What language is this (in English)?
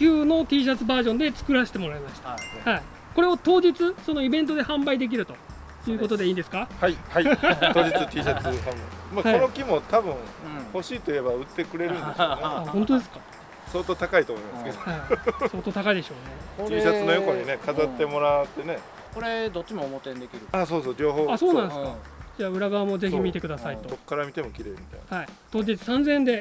Japanese